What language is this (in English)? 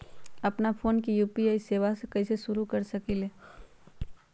Magahi